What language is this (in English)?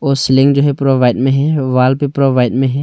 Hindi